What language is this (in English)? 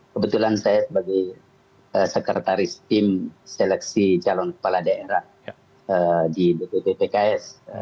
Indonesian